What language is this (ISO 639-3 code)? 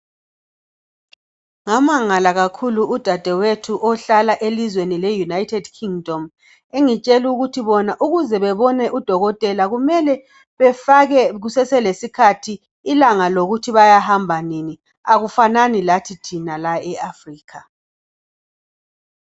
nde